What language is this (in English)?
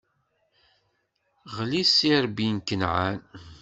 Kabyle